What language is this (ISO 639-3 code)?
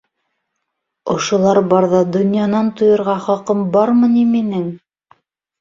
bak